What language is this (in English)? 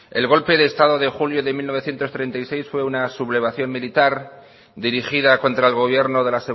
Spanish